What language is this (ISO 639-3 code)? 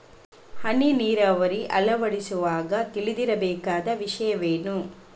kan